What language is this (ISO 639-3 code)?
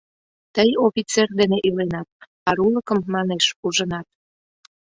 chm